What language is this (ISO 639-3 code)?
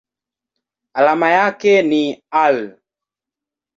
swa